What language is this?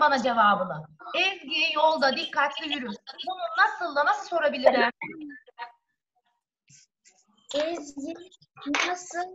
Turkish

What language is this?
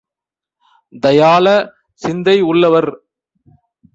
Tamil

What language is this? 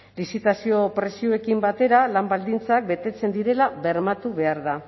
Basque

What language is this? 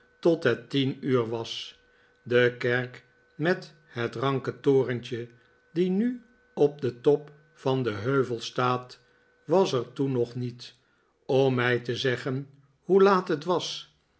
Dutch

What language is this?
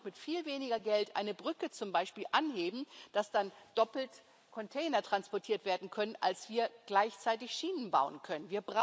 German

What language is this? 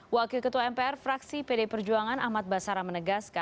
Indonesian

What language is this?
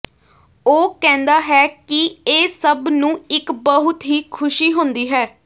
Punjabi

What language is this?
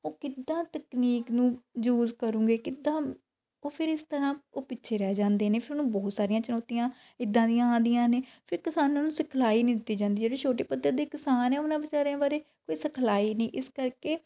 Punjabi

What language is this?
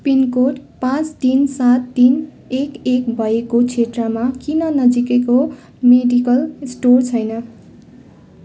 Nepali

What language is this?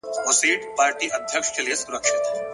Pashto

